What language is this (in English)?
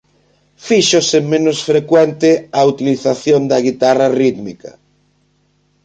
Galician